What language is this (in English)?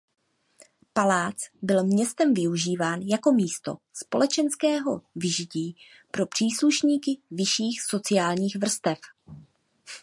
Czech